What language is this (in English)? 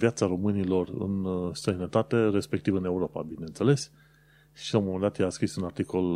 Romanian